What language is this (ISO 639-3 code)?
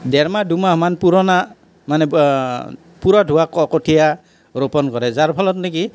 asm